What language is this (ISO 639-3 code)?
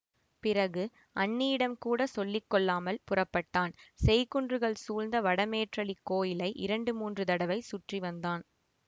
tam